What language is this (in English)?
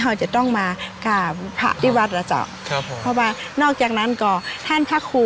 Thai